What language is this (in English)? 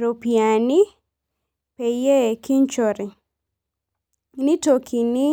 Masai